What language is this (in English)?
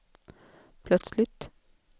Swedish